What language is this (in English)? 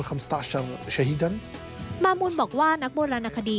Thai